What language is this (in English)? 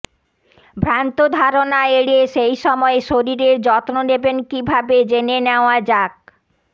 Bangla